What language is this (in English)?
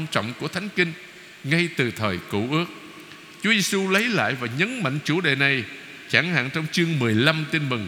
Vietnamese